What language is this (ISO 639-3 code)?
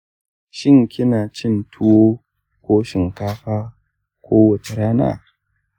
hau